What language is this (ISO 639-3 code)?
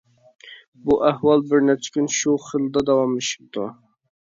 uig